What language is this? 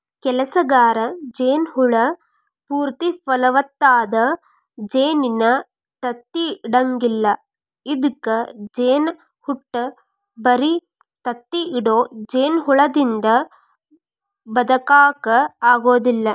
Kannada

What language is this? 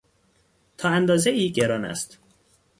Persian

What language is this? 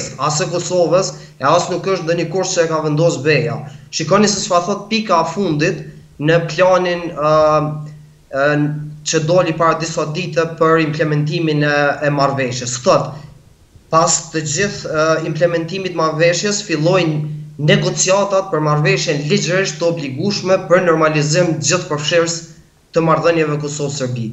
Romanian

